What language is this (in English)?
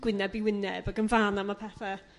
Welsh